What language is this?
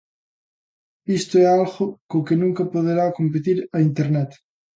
Galician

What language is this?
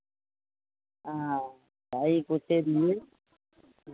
Maithili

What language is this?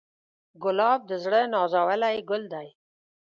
Pashto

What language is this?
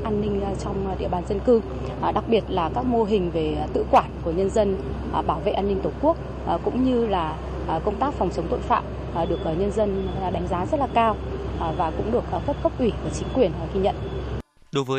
Vietnamese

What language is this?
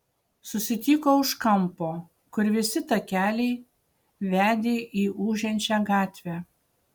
Lithuanian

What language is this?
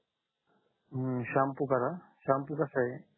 Marathi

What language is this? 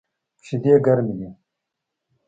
Pashto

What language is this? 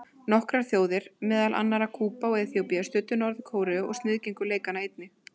Icelandic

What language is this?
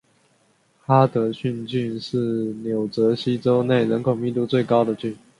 Chinese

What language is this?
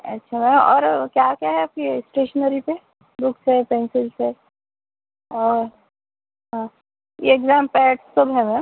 Urdu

